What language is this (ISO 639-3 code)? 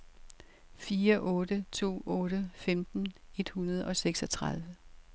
dan